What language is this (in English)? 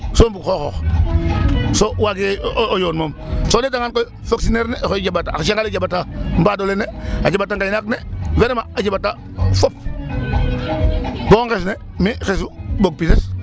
Serer